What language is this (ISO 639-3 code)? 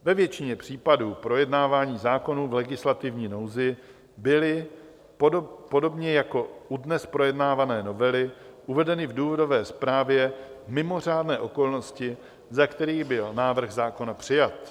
ces